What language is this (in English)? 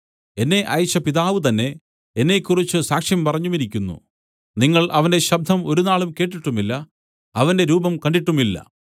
Malayalam